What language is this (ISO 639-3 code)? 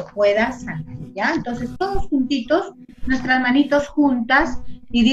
spa